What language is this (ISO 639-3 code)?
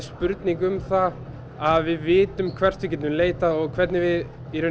isl